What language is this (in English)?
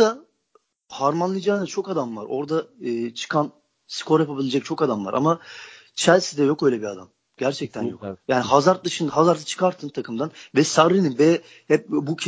Turkish